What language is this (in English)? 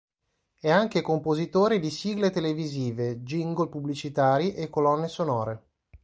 Italian